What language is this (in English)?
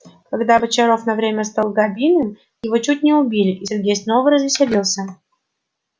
Russian